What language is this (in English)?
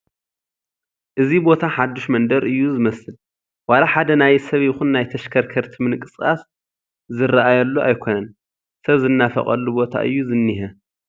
Tigrinya